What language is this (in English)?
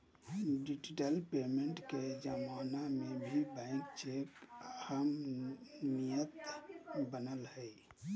Magahi